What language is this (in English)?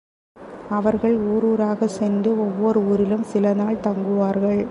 Tamil